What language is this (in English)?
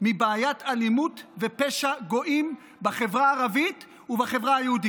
Hebrew